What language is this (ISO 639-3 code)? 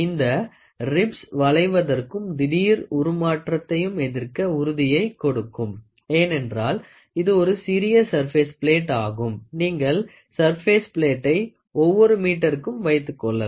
tam